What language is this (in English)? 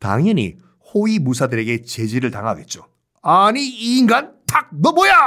Korean